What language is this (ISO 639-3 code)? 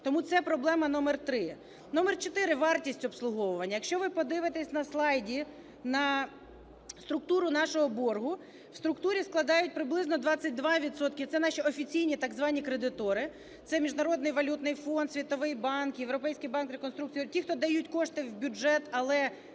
ukr